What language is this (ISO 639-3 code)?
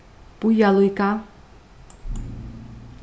fao